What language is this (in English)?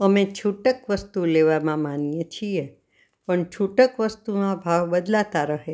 Gujarati